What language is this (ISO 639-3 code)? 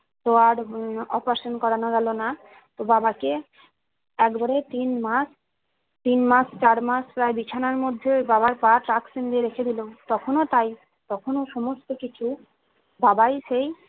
ben